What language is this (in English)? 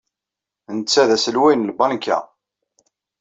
Kabyle